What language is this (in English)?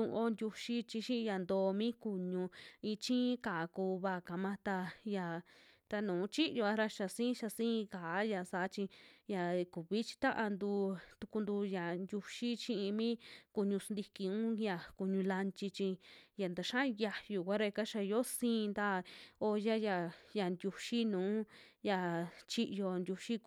Western Juxtlahuaca Mixtec